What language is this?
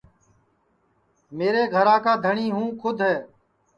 Sansi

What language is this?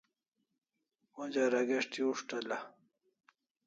Kalasha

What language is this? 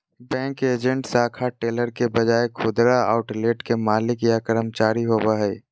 Magahi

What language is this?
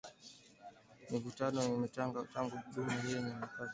Swahili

